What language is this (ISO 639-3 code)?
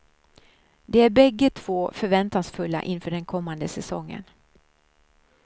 swe